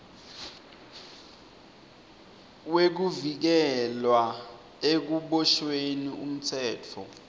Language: Swati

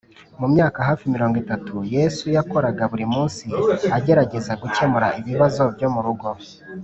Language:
Kinyarwanda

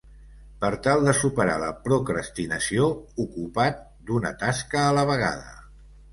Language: Catalan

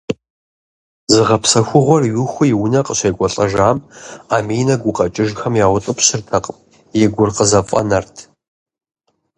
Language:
Kabardian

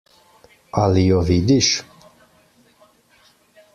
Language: Slovenian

